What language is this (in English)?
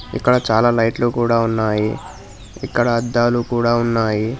Telugu